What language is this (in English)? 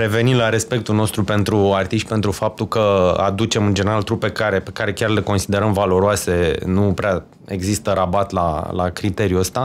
Romanian